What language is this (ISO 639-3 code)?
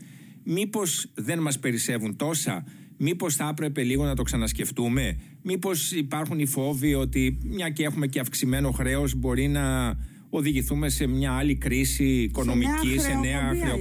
ell